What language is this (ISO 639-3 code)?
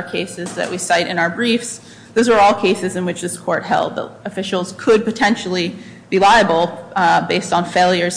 eng